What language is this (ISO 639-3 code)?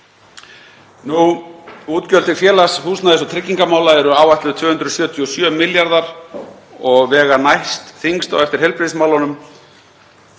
isl